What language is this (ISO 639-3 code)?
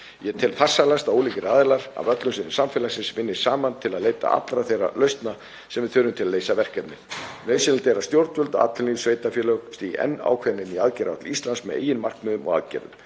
isl